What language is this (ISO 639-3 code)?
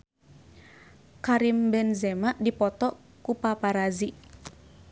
sun